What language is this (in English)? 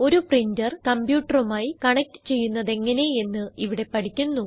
Malayalam